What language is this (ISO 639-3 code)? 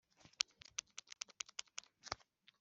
kin